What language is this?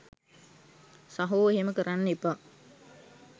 Sinhala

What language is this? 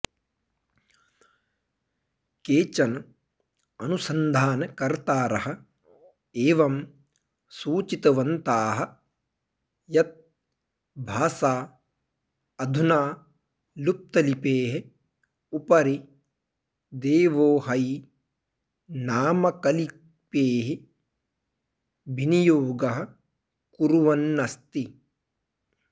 Sanskrit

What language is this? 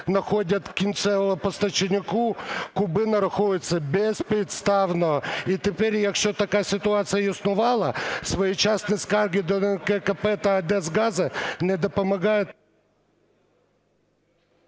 Ukrainian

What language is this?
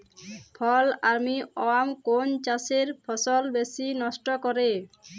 Bangla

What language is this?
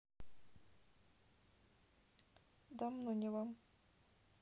Russian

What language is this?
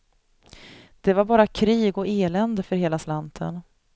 Swedish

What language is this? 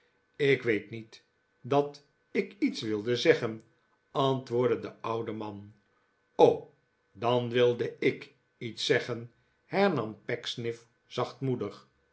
Dutch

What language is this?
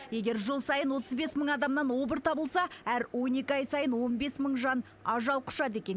Kazakh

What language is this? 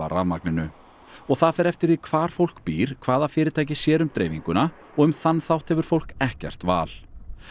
Icelandic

